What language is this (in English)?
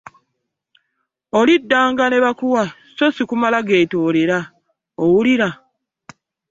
Ganda